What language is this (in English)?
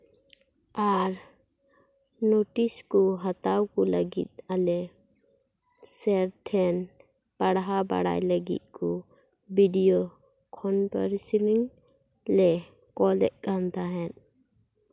Santali